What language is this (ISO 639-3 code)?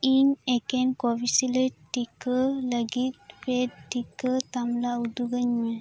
sat